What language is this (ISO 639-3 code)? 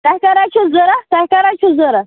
kas